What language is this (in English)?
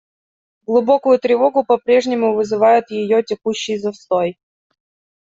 Russian